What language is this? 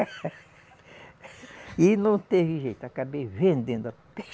Portuguese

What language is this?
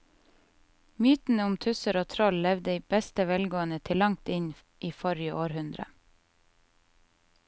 Norwegian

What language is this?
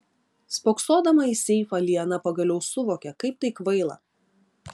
Lithuanian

